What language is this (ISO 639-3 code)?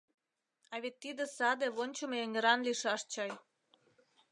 chm